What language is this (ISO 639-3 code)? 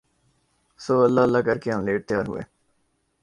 urd